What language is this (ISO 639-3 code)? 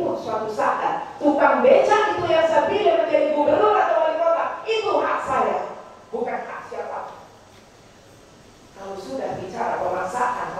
ind